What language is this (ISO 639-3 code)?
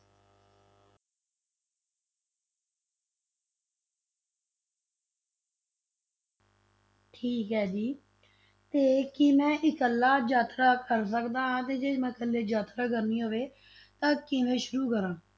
pan